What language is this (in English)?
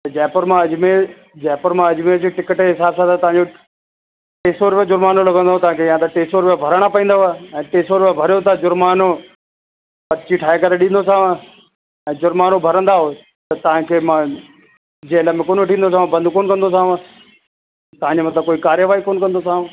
Sindhi